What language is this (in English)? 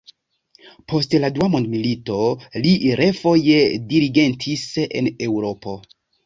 Esperanto